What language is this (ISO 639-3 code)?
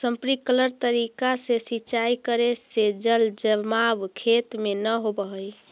mag